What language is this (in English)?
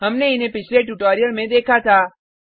Hindi